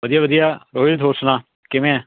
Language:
Punjabi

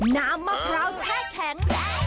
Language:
Thai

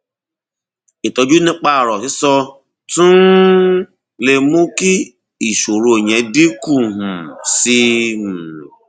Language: Yoruba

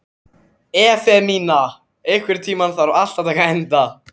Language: Icelandic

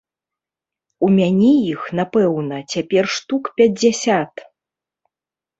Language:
Belarusian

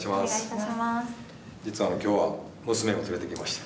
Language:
Japanese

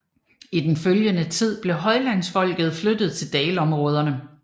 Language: Danish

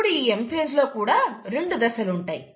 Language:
Telugu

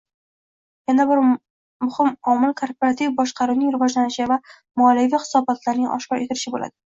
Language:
Uzbek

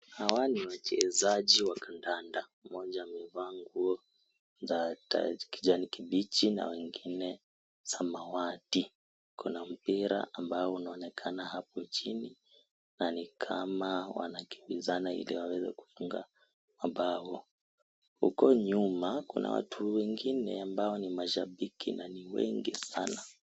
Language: Swahili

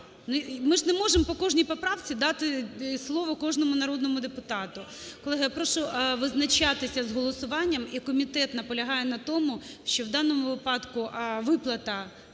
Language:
Ukrainian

